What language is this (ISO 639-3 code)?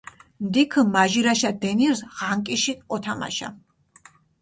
xmf